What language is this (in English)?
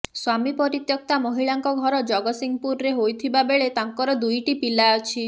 Odia